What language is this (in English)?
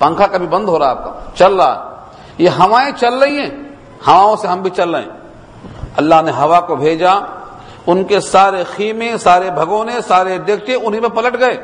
Urdu